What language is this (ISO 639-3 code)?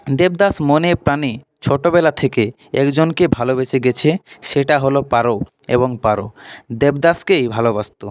ben